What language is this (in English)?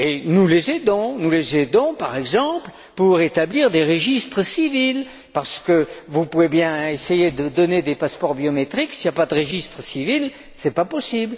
French